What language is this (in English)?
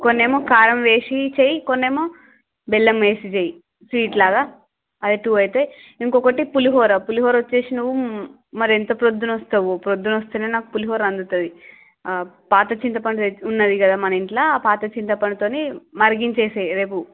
Telugu